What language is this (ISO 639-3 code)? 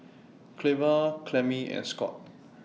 eng